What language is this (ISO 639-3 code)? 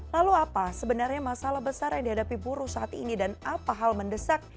ind